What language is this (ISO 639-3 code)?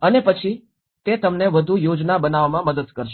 guj